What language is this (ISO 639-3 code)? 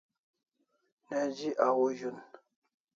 kls